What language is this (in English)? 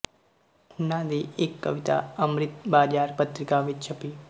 Punjabi